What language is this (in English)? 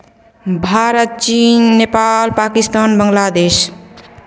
Maithili